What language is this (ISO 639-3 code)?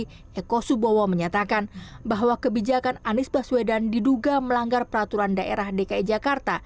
ind